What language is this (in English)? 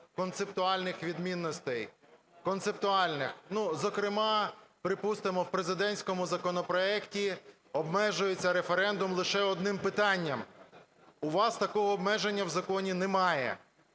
Ukrainian